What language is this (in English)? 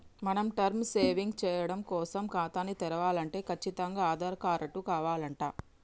Telugu